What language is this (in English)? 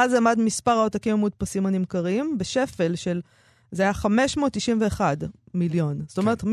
Hebrew